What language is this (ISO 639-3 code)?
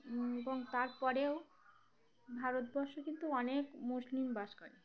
ben